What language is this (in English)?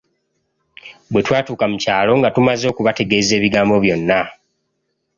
Ganda